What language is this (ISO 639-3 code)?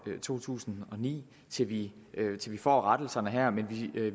dan